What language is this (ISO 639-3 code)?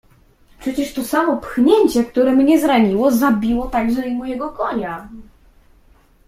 pol